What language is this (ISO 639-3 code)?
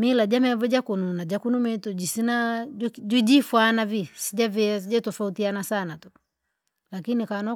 lag